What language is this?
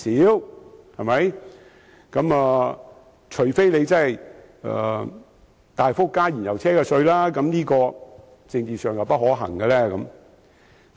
Cantonese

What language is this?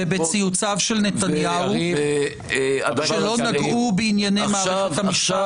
Hebrew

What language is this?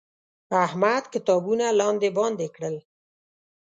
Pashto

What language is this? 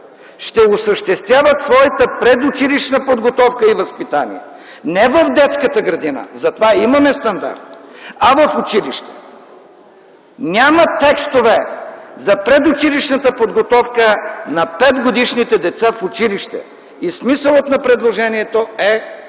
Bulgarian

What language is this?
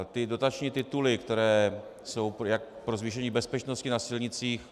Czech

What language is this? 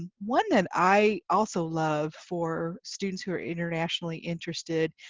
English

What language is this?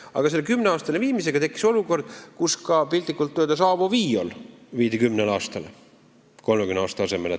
Estonian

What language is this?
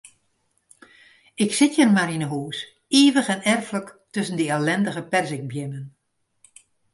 Western Frisian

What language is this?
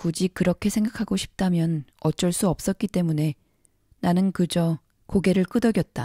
Korean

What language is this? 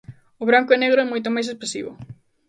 Galician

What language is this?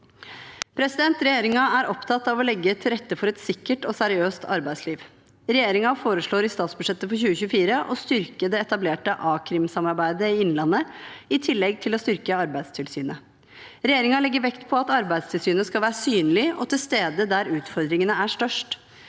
Norwegian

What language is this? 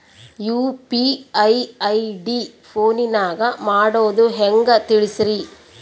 Kannada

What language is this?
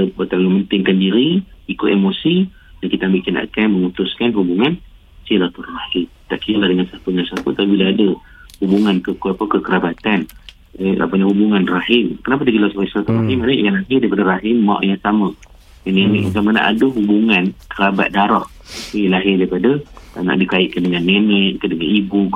Malay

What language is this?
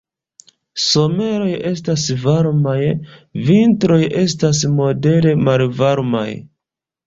Esperanto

